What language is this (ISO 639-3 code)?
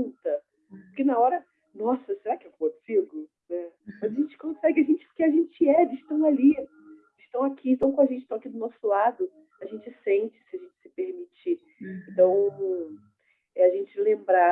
por